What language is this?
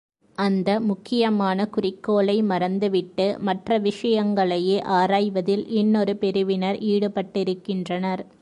Tamil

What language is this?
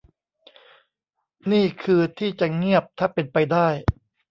Thai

